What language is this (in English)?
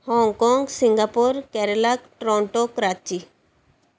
Punjabi